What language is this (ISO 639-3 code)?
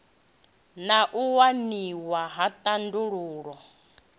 ven